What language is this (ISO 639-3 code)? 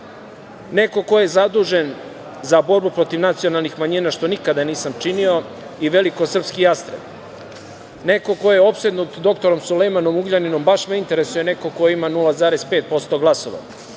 srp